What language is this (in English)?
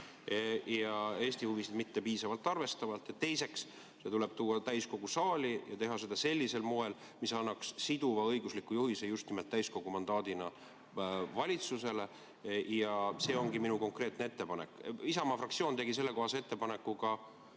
Estonian